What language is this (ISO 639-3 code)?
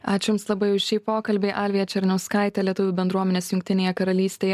lit